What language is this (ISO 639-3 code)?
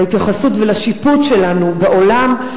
heb